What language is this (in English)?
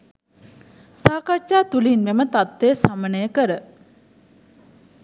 Sinhala